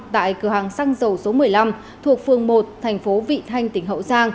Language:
Vietnamese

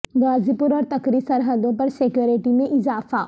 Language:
Urdu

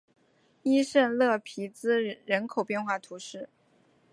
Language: Chinese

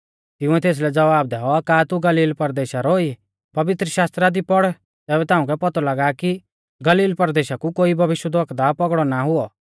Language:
Mahasu Pahari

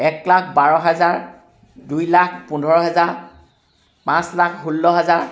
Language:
Assamese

